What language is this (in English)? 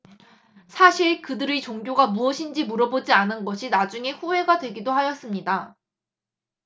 Korean